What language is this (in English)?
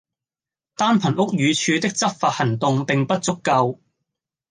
Cantonese